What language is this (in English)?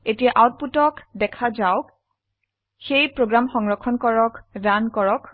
Assamese